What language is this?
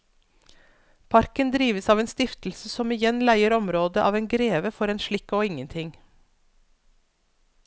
Norwegian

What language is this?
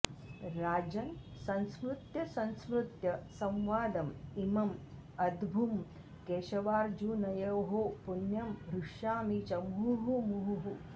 Sanskrit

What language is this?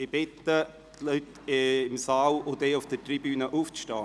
Swiss German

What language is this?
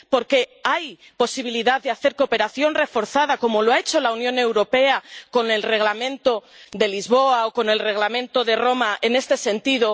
Spanish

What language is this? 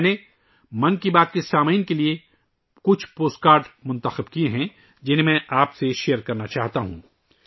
Urdu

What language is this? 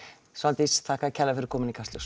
Icelandic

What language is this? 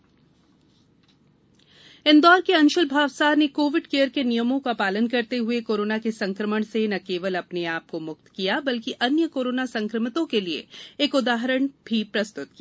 Hindi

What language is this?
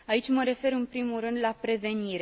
Romanian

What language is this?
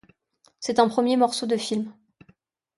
French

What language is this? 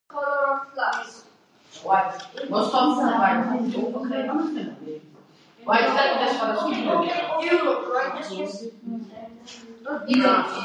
Georgian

